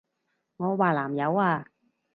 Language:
Cantonese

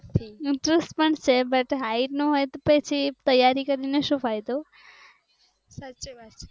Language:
Gujarati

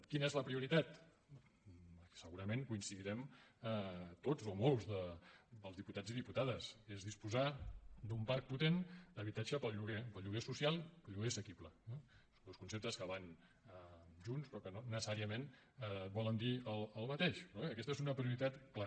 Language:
Catalan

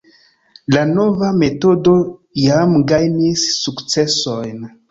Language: Esperanto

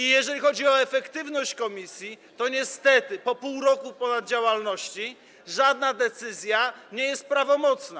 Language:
Polish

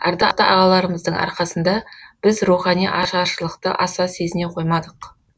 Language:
Kazakh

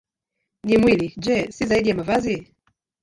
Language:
Swahili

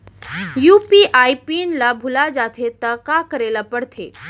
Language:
Chhattisgarhi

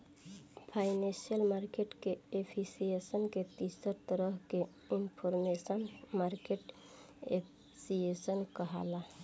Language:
Bhojpuri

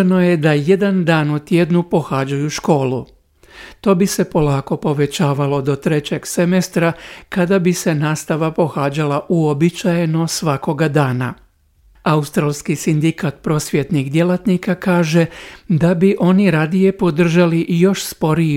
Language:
Croatian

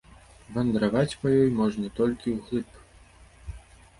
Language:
Belarusian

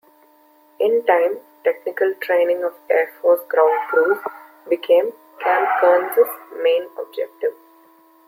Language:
English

